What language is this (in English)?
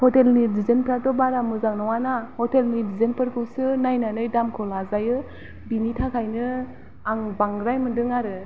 Bodo